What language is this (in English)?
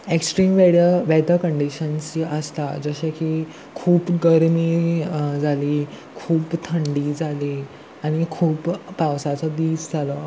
Konkani